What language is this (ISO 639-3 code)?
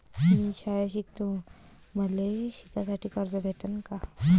mar